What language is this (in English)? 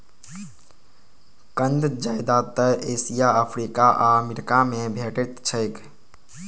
Maithili